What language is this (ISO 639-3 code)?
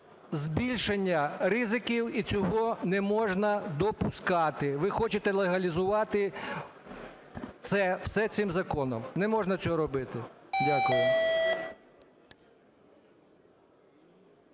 ukr